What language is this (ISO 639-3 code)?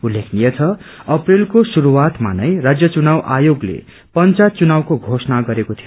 nep